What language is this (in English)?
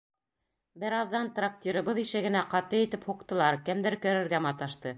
Bashkir